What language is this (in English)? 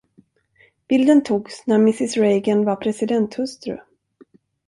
Swedish